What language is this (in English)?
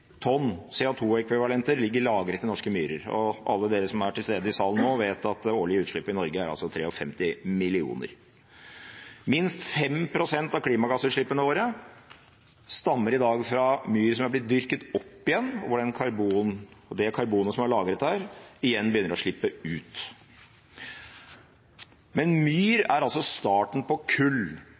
Norwegian Bokmål